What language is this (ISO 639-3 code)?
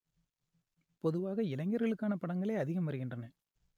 tam